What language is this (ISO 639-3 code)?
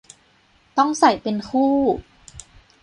tha